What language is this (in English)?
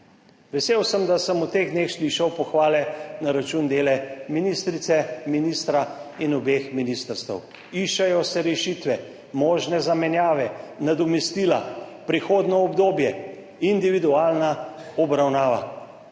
Slovenian